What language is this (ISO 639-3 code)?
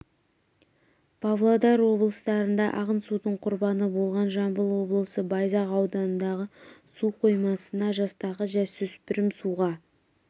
kaz